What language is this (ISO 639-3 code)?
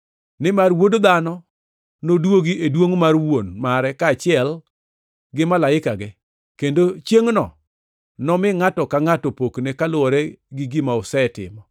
luo